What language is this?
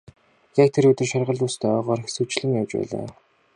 Mongolian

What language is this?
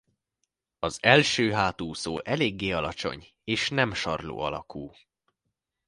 Hungarian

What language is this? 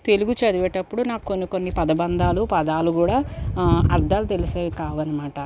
Telugu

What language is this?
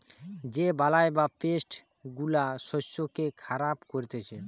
Bangla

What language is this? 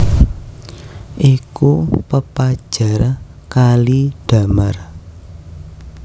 Javanese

